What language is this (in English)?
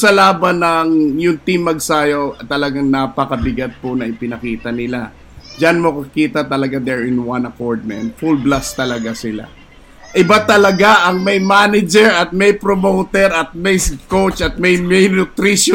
Filipino